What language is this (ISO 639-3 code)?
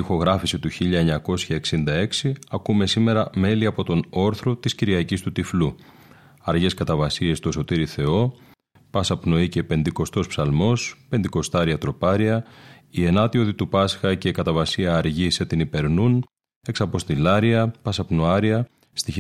ell